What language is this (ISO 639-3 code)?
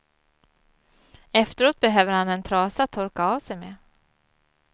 swe